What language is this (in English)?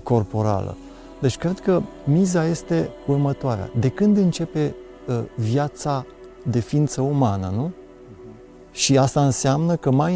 Romanian